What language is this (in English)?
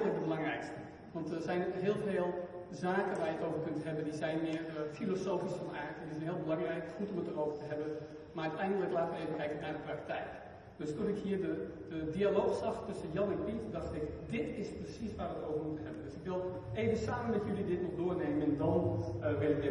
Dutch